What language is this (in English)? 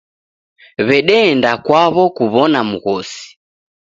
Taita